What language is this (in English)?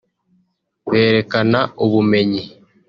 Kinyarwanda